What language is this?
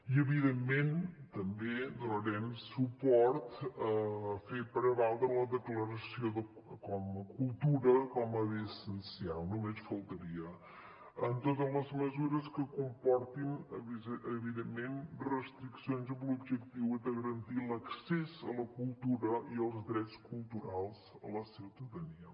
Catalan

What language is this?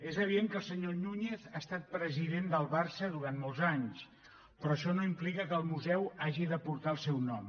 Catalan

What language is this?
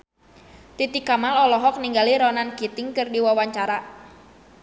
Sundanese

